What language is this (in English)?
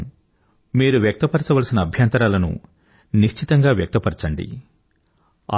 Telugu